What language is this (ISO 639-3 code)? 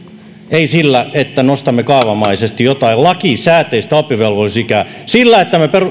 fin